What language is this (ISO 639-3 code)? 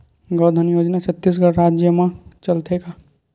hne